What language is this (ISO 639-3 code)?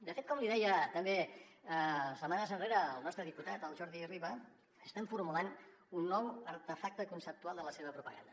cat